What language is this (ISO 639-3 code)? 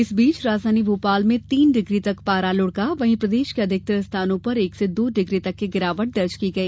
hin